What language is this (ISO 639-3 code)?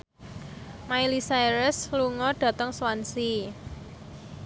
jav